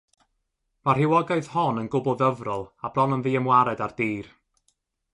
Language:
Welsh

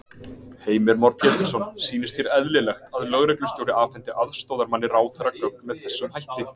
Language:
Icelandic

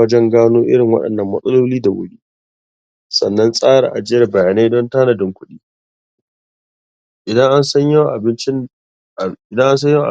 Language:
Hausa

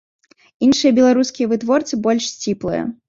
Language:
Belarusian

